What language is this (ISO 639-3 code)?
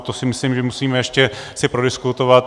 ces